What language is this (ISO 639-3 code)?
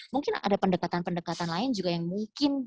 ind